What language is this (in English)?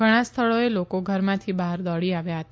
Gujarati